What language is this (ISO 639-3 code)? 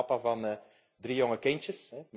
nld